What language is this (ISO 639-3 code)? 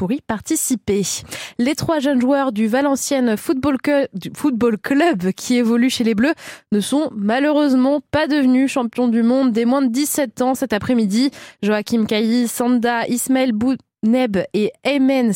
fra